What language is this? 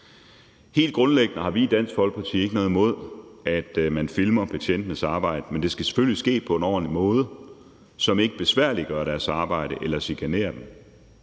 Danish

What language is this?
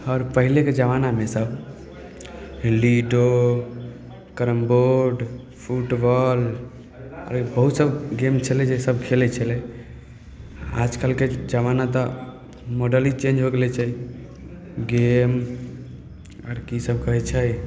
Maithili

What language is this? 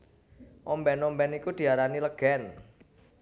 Javanese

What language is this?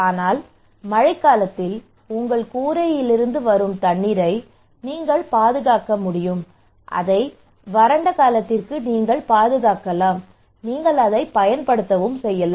Tamil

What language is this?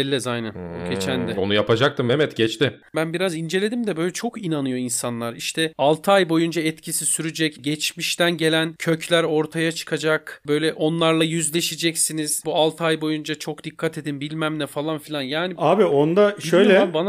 Turkish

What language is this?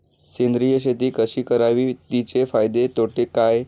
Marathi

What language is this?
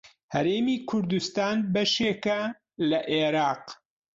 Central Kurdish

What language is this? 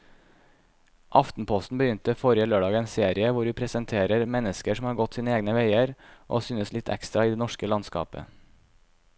Norwegian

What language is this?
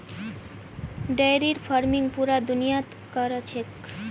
Magahi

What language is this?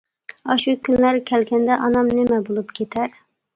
Uyghur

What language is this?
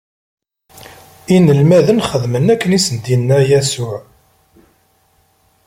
Kabyle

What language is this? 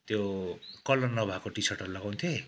Nepali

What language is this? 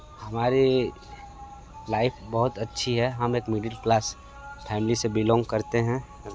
Hindi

